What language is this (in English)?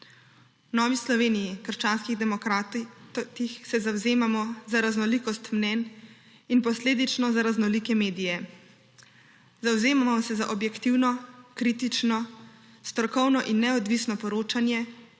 Slovenian